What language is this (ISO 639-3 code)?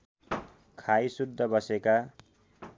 nep